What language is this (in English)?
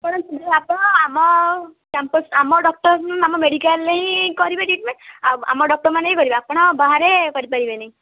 Odia